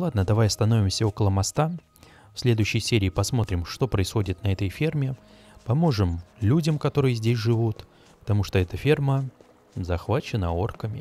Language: Russian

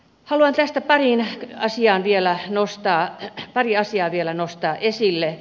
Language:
Finnish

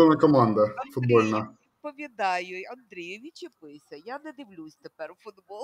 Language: Ukrainian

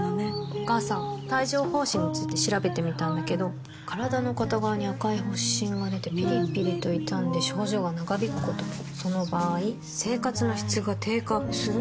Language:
Japanese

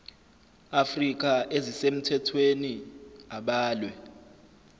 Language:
Zulu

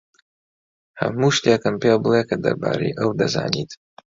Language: Central Kurdish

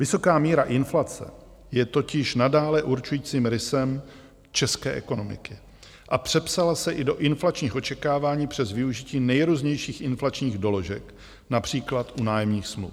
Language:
Czech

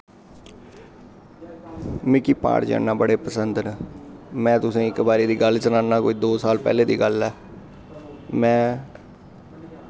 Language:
Dogri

